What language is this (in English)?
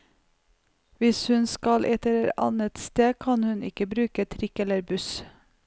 Norwegian